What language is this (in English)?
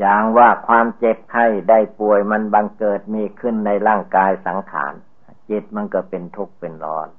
Thai